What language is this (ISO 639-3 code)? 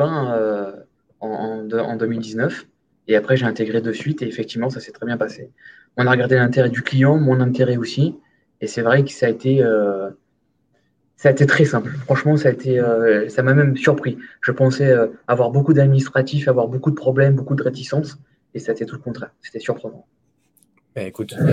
fra